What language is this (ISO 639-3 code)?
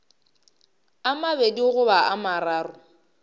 nso